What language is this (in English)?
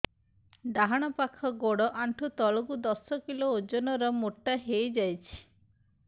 Odia